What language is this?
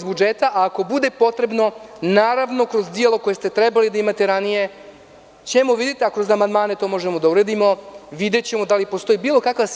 Serbian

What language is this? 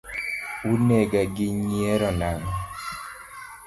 Luo (Kenya and Tanzania)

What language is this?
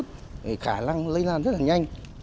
Vietnamese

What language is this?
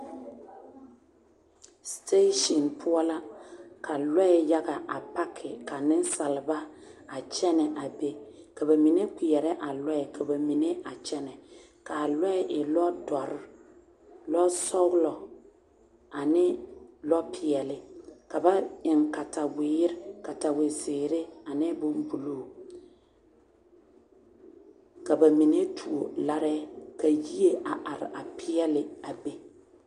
Southern Dagaare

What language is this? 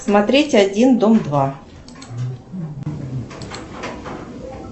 Russian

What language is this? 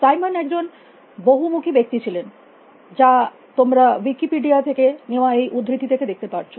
Bangla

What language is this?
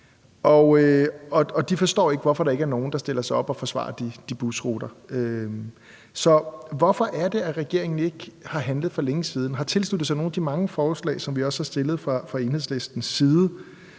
Danish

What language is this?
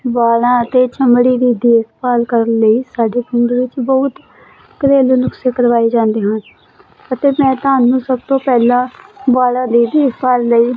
Punjabi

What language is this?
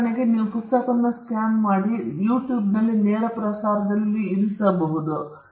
Kannada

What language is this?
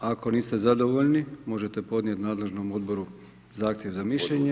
Croatian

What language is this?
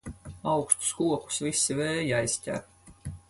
Latvian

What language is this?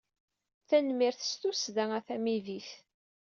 Kabyle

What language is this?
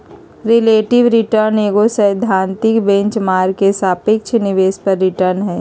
Magahi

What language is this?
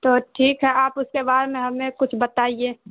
Urdu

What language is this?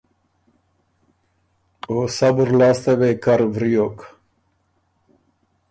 Ormuri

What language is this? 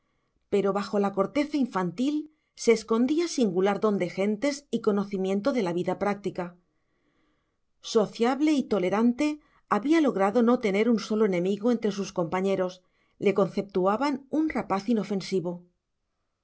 Spanish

